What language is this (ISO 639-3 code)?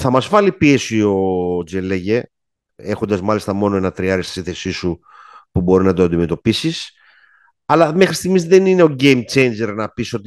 ell